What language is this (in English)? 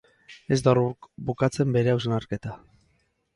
Basque